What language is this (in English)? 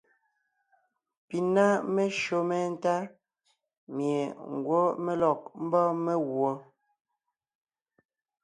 Ngiemboon